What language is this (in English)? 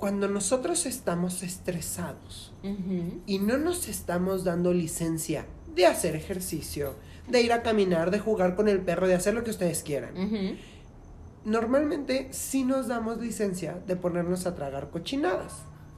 Spanish